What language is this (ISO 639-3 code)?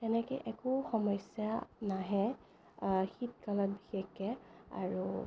asm